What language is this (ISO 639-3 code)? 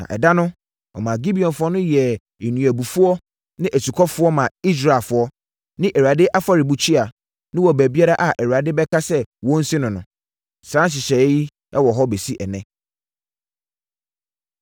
aka